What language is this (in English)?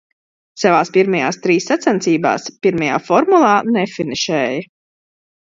Latvian